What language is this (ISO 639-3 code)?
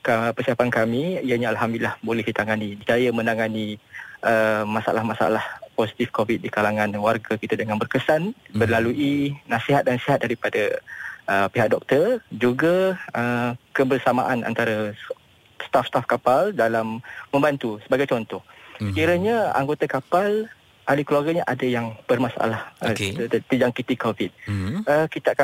msa